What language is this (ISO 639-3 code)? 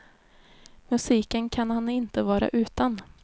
swe